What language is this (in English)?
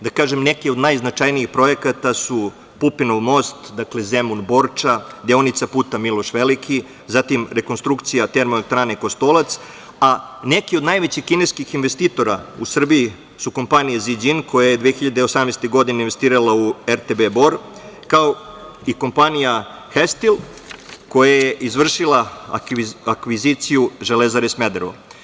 Serbian